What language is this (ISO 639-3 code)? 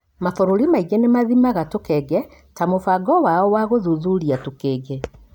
kik